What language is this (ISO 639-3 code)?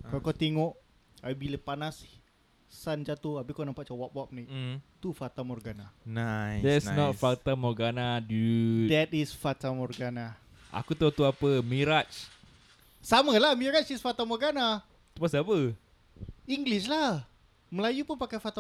msa